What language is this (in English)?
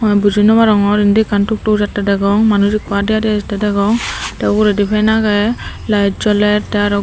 Chakma